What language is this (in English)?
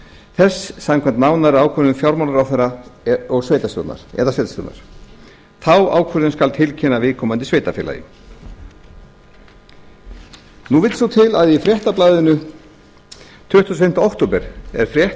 Icelandic